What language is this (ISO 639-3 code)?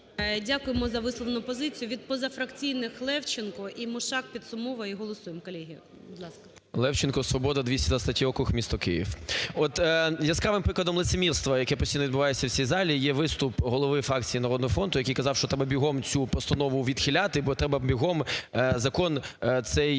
ukr